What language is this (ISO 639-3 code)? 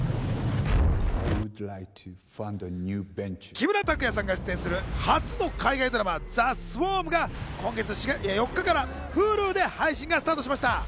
jpn